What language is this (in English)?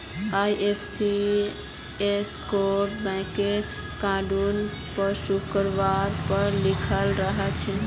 Magahi